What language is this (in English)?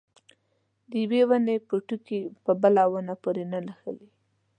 Pashto